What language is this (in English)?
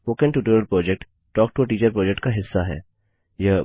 Hindi